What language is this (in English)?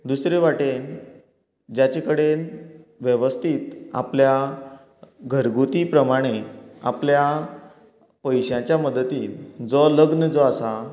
Konkani